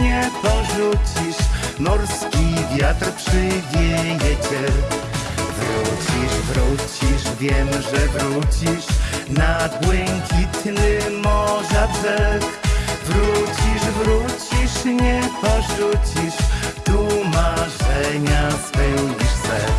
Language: Polish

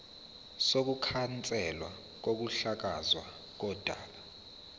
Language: Zulu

